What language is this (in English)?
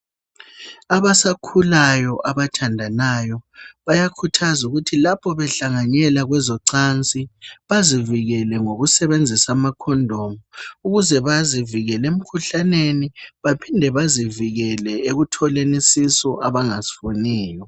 North Ndebele